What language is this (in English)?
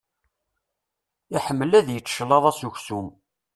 Kabyle